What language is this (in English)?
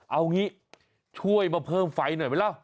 Thai